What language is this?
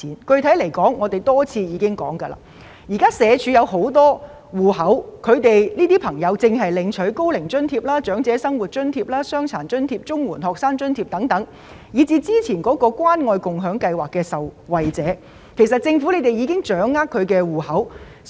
Cantonese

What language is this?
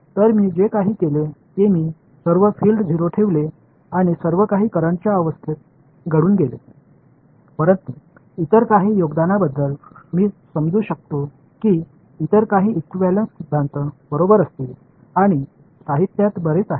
Marathi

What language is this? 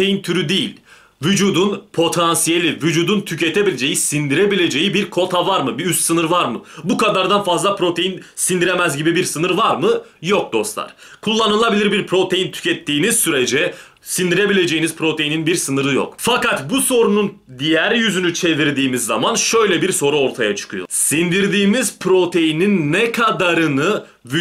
Turkish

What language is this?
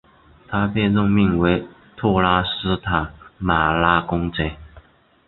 Chinese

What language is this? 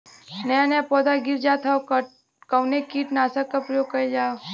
Bhojpuri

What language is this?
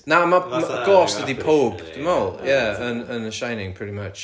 Welsh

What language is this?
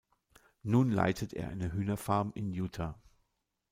German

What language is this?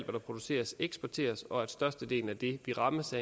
Danish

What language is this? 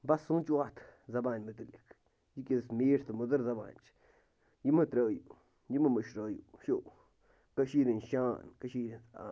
Kashmiri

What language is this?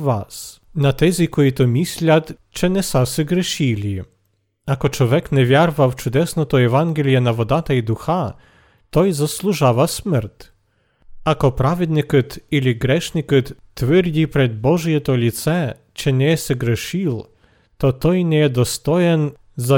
Bulgarian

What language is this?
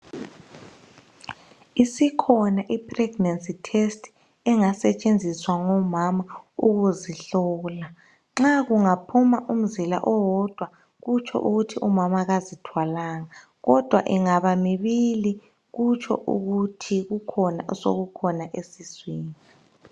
North Ndebele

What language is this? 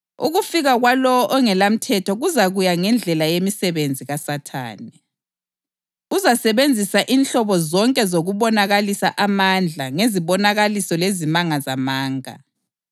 North Ndebele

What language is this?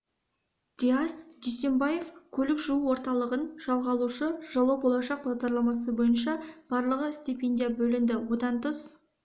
Kazakh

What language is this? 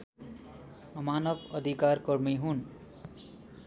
Nepali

